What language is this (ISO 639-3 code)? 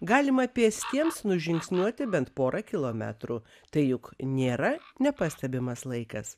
lit